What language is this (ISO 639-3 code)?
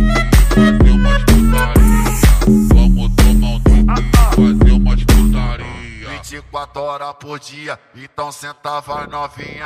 ron